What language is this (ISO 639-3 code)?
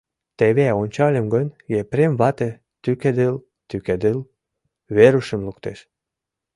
chm